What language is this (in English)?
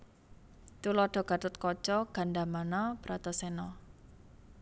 Javanese